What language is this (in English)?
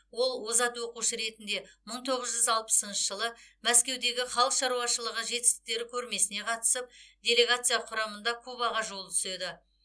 Kazakh